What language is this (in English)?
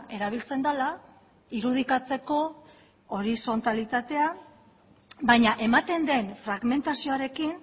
Basque